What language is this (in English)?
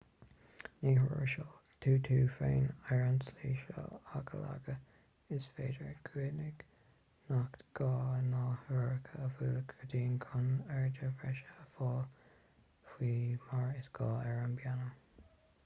Irish